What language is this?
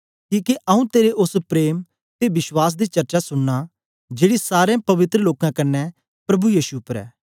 Dogri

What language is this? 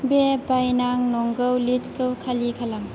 Bodo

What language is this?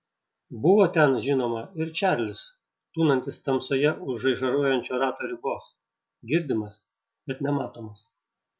Lithuanian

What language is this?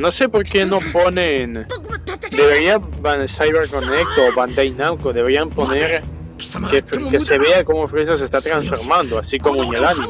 Spanish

